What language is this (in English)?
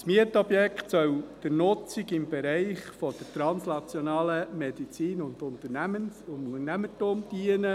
Swiss German